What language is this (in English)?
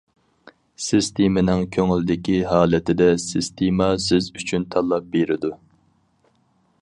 Uyghur